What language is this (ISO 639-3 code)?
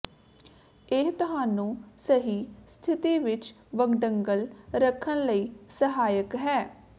pan